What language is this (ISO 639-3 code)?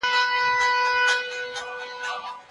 pus